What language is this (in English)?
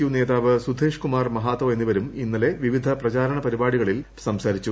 Malayalam